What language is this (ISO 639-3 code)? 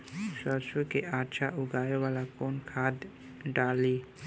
bho